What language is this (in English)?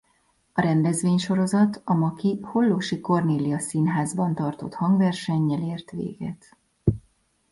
Hungarian